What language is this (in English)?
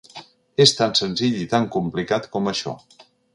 Catalan